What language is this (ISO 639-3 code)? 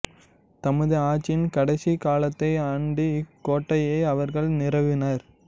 tam